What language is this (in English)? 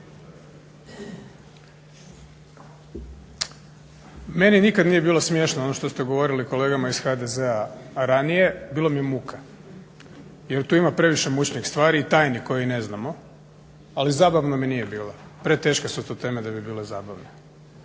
Croatian